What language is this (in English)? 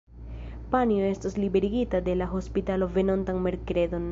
Esperanto